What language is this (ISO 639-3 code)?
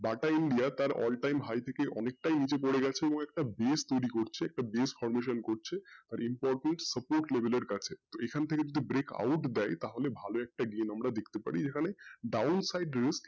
ben